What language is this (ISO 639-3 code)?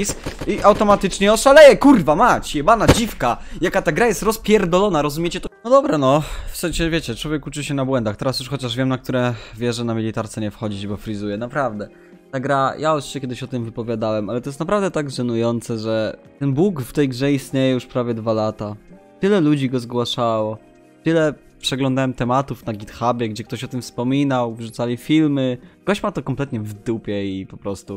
pol